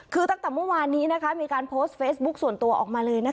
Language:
Thai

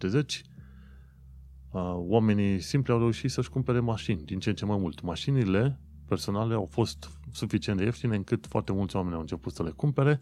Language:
Romanian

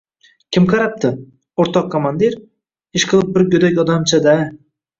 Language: Uzbek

